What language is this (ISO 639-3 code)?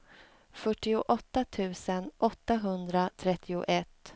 swe